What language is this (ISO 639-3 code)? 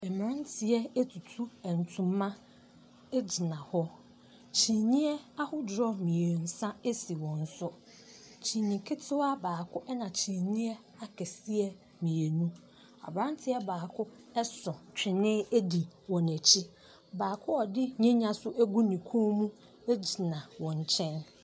aka